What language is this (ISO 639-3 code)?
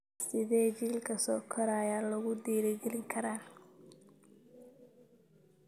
som